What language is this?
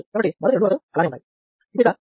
Telugu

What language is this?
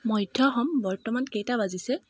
Assamese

